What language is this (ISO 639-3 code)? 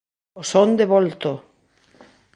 glg